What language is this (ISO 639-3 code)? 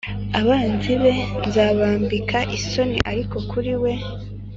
kin